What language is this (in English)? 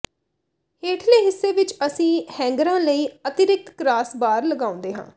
Punjabi